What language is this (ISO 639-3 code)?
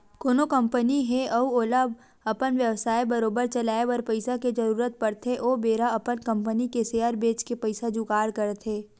hne